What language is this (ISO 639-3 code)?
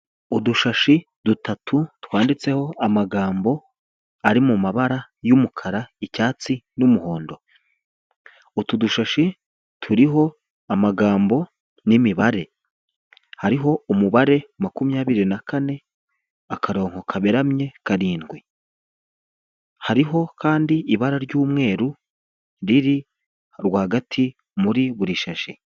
kin